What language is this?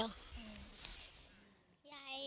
Thai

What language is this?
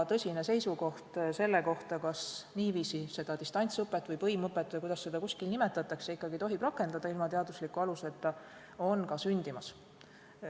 Estonian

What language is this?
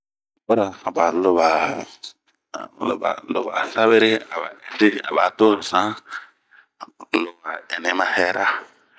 Bomu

